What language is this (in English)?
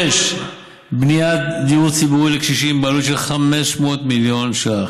Hebrew